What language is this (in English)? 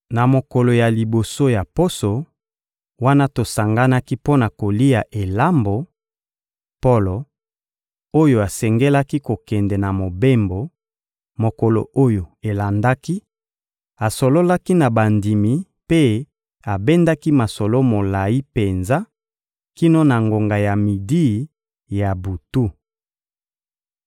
Lingala